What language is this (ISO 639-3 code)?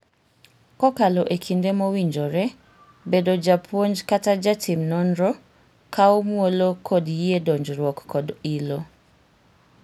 luo